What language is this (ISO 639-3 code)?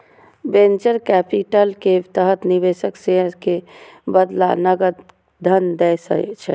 mai